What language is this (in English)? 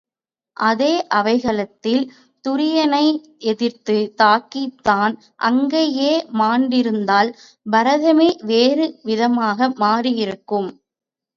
Tamil